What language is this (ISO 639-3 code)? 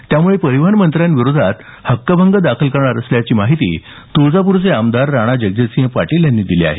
mar